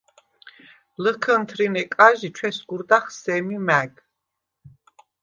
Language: Svan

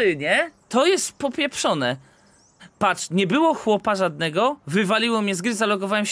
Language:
Polish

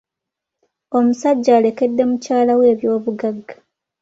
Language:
Ganda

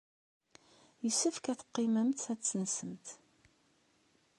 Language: Kabyle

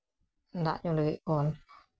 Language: Santali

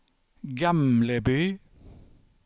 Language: Swedish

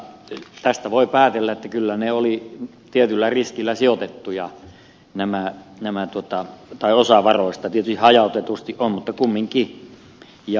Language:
Finnish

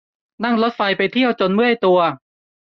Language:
Thai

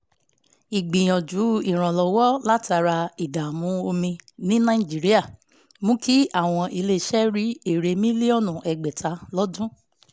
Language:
Yoruba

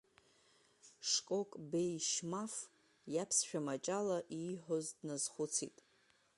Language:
Abkhazian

